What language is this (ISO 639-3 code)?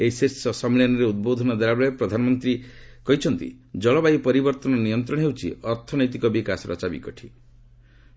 ori